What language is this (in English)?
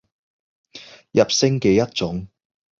Cantonese